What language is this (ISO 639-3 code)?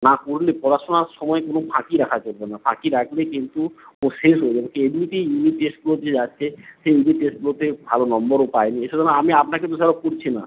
ben